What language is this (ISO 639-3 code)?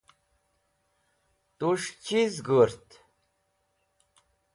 wbl